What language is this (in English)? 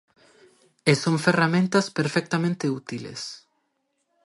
Galician